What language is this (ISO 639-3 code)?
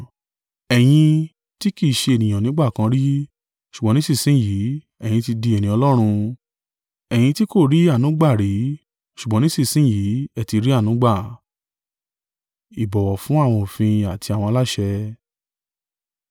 yor